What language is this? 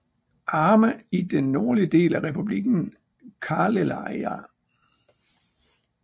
Danish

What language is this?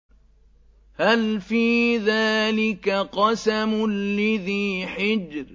Arabic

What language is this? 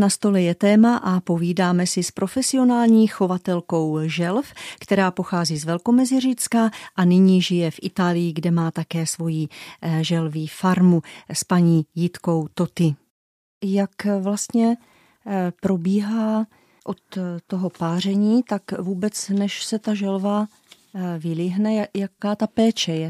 Czech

